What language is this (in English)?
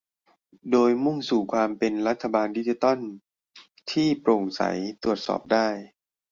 Thai